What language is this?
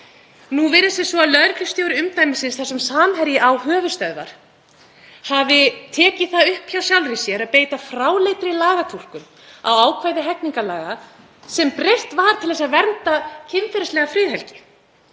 Icelandic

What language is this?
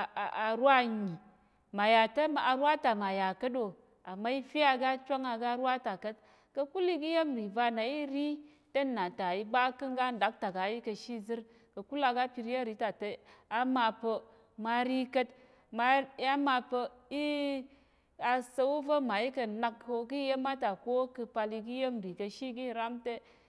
Tarok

